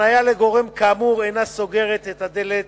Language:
Hebrew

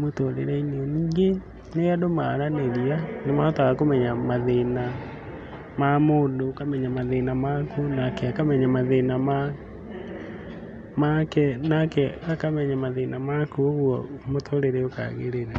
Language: Kikuyu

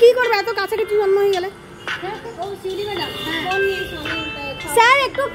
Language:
Bangla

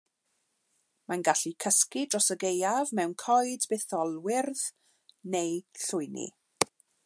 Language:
Welsh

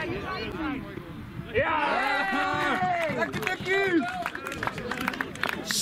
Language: Dutch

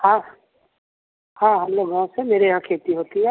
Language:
Hindi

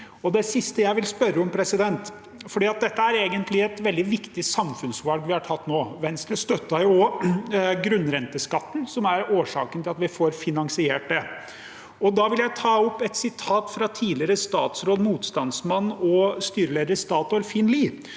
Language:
Norwegian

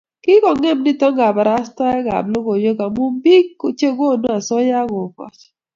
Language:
Kalenjin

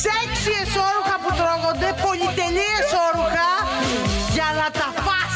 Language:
Greek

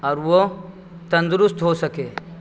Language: Urdu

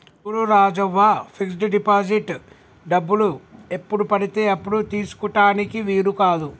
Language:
Telugu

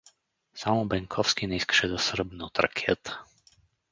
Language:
Bulgarian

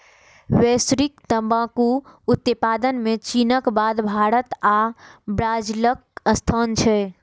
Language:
Maithili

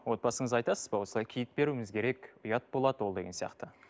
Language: Kazakh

